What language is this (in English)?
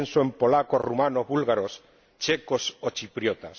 Spanish